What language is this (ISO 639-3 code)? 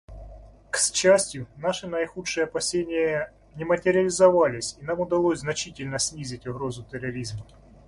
rus